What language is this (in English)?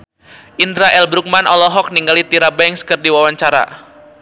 Sundanese